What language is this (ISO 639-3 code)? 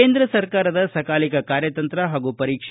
kan